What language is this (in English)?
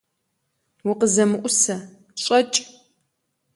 Kabardian